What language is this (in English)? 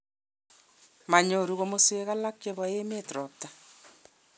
Kalenjin